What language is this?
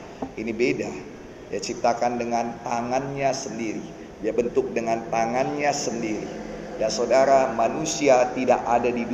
Indonesian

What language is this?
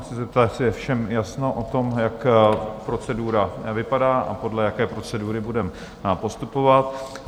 Czech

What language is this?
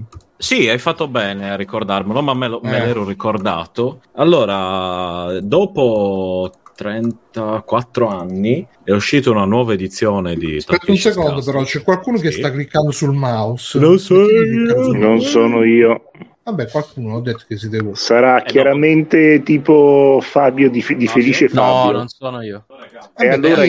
Italian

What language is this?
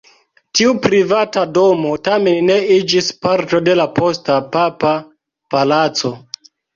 Esperanto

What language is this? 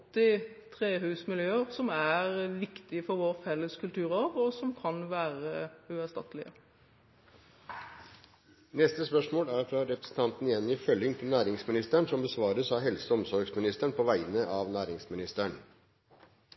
Norwegian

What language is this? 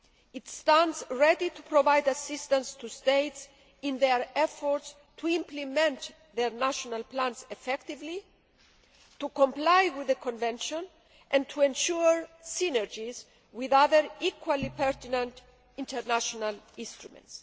English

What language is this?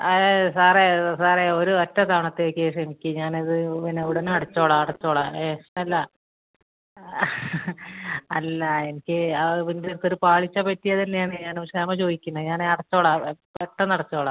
Malayalam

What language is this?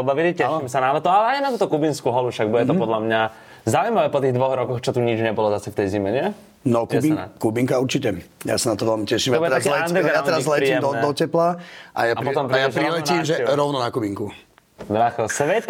Slovak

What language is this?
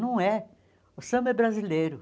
Portuguese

